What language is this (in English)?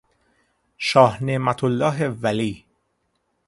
Persian